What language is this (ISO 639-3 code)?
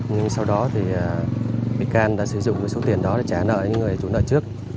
vie